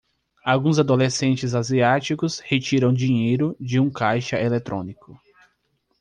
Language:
Portuguese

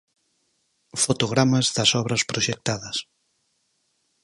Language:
Galician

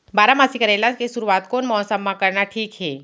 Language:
Chhattisgarhi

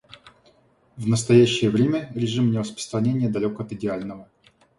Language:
Russian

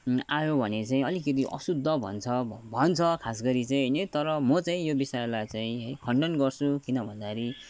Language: Nepali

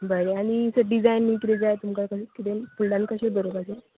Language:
Konkani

